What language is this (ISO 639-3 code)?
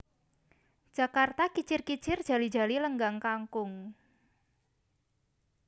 jav